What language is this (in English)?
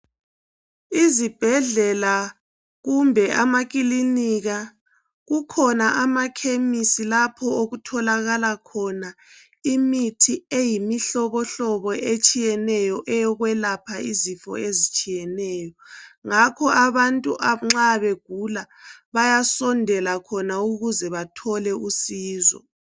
North Ndebele